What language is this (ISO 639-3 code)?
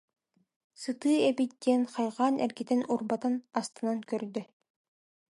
sah